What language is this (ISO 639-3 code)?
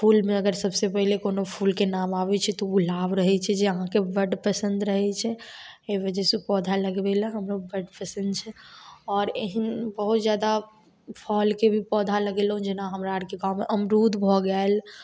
mai